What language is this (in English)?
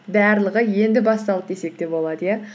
Kazakh